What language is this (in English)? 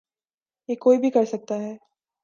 Urdu